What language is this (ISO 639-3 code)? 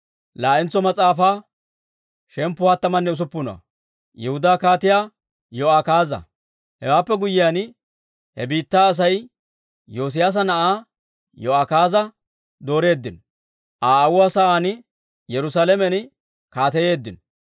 dwr